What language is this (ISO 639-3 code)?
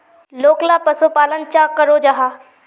mag